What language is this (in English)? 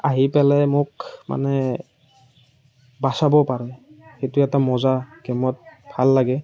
Assamese